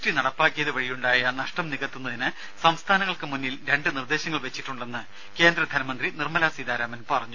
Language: Malayalam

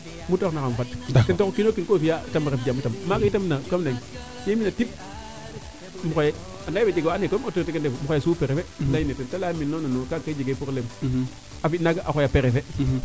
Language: Serer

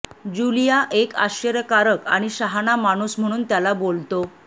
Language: Marathi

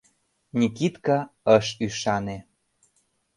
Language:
Mari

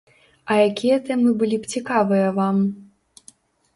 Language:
Belarusian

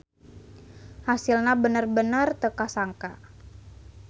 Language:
Sundanese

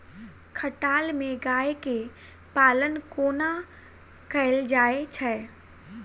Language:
Maithili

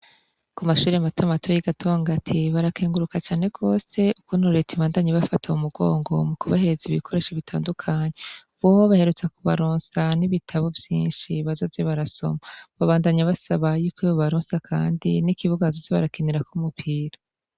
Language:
Rundi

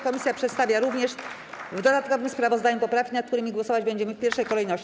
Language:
Polish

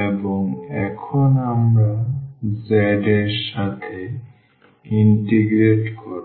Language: Bangla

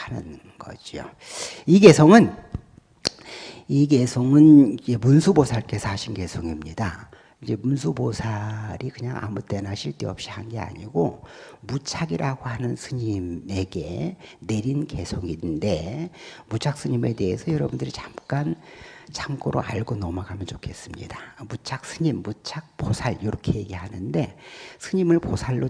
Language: Korean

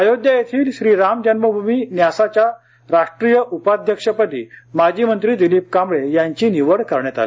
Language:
Marathi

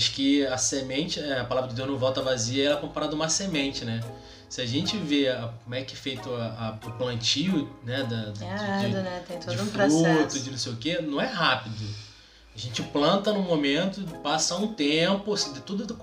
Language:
Portuguese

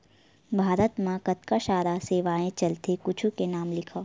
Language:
Chhattisgarhi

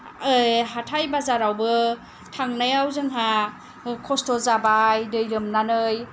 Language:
Bodo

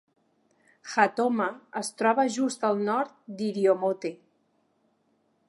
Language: Catalan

